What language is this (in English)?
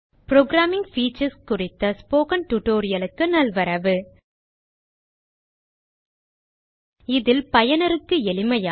Tamil